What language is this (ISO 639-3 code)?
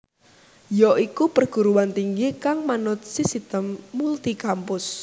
jav